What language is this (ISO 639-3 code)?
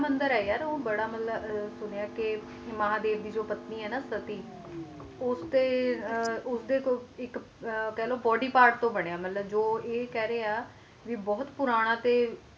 pan